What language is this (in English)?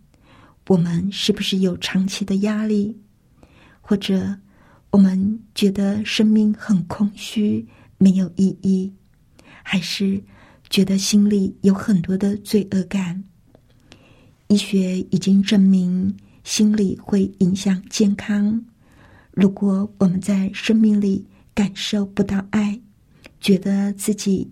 Chinese